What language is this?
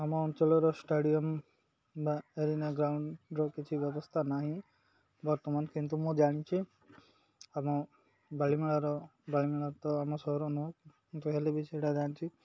Odia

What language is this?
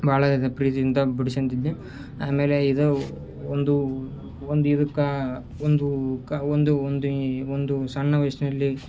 Kannada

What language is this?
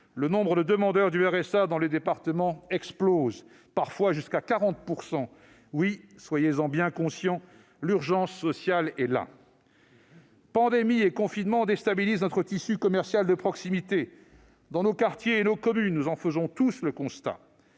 French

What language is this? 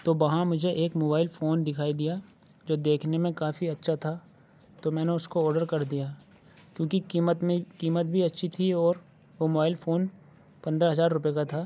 Urdu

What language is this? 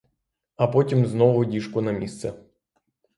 Ukrainian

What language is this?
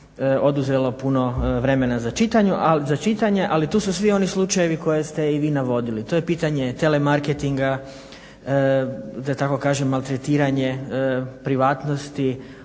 Croatian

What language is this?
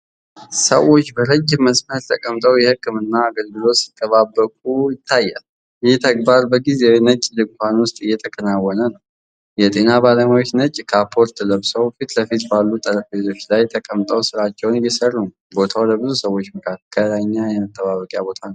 Amharic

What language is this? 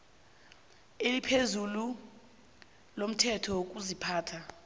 South Ndebele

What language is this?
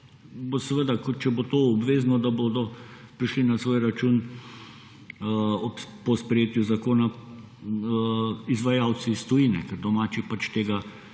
Slovenian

